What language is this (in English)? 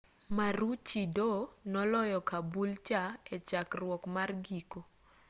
Luo (Kenya and Tanzania)